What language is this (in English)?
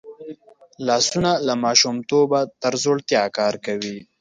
Pashto